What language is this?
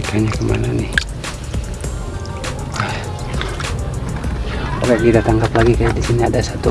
Indonesian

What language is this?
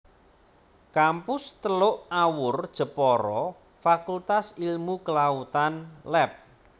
Javanese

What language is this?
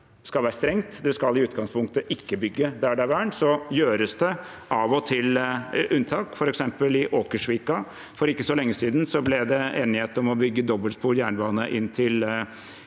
Norwegian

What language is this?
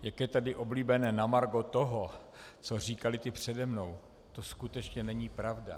Czech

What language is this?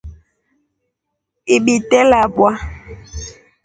Rombo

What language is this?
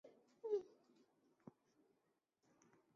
Chinese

